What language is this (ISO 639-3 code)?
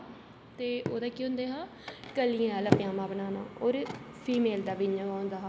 doi